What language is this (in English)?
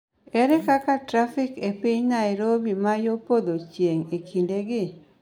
Luo (Kenya and Tanzania)